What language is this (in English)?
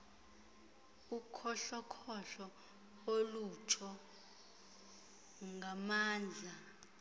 Xhosa